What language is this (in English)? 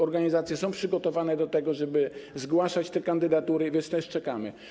Polish